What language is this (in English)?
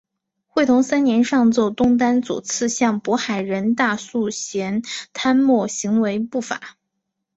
Chinese